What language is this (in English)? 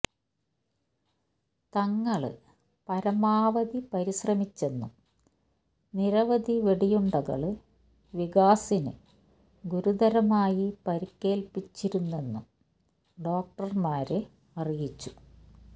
Malayalam